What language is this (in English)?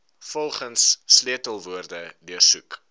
Afrikaans